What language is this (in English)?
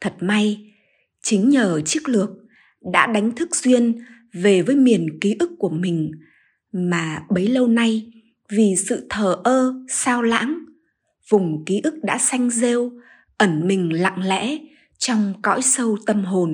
Vietnamese